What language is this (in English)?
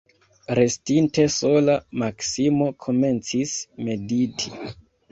Esperanto